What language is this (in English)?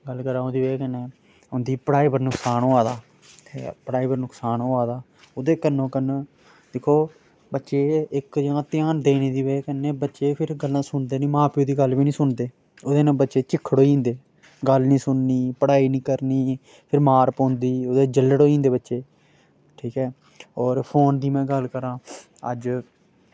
Dogri